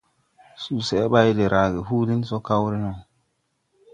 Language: Tupuri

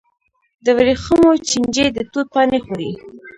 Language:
Pashto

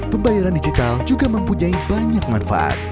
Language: Indonesian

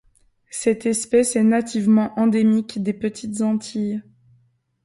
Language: French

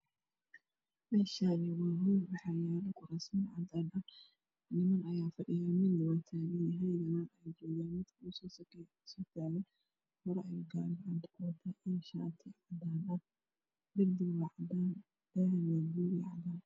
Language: Somali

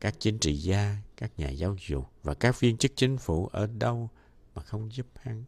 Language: Vietnamese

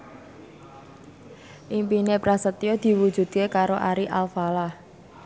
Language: Javanese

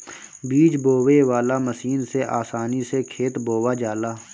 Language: Bhojpuri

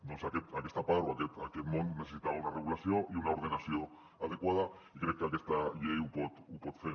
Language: Catalan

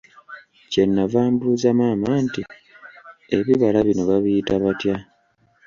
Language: Ganda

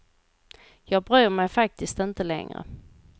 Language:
Swedish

